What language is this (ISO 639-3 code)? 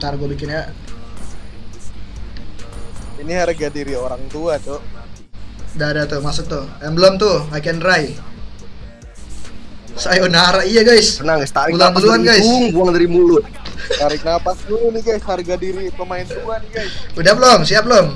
ind